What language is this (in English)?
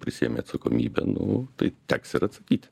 Lithuanian